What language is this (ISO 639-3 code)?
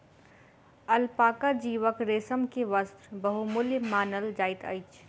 mai